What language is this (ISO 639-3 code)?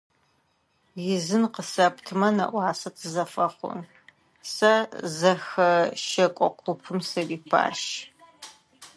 ady